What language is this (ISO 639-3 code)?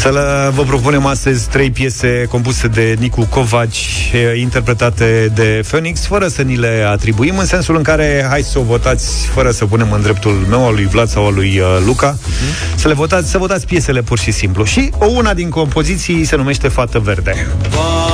ron